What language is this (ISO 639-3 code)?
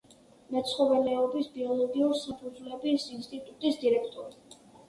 kat